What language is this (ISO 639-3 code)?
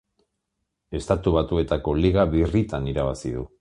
eus